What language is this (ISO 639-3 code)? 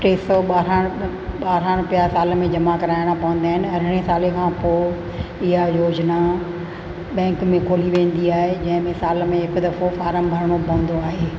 snd